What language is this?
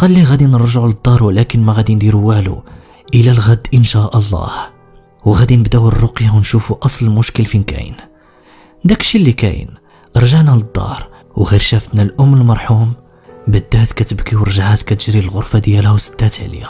Arabic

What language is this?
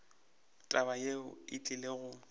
Northern Sotho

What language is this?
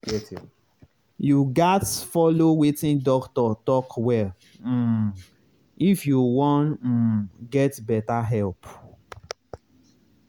Nigerian Pidgin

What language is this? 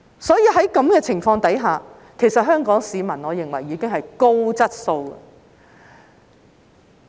Cantonese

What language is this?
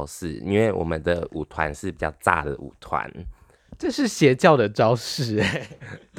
Chinese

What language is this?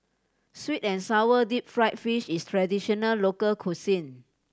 English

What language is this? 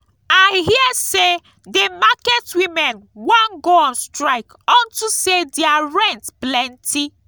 Nigerian Pidgin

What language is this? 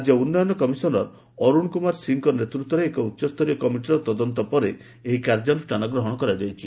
Odia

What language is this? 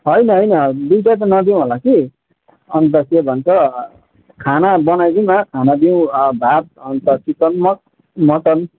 Nepali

